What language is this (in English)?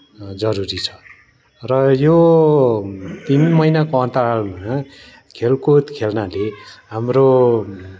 Nepali